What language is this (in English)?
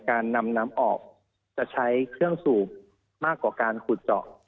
Thai